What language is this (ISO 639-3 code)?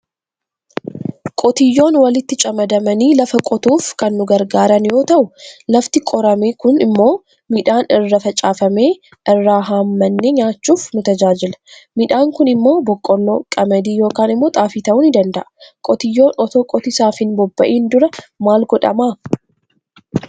orm